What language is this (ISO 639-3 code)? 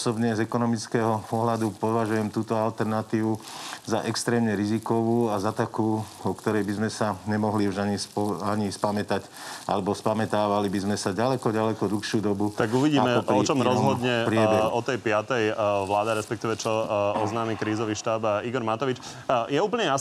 slk